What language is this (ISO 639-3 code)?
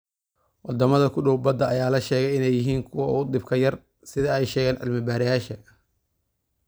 som